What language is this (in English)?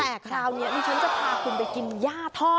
Thai